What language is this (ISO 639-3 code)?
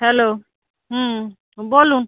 ben